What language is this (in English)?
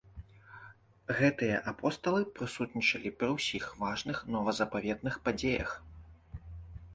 Belarusian